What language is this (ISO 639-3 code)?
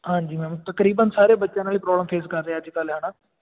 pan